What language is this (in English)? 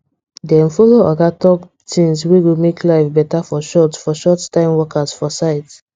Nigerian Pidgin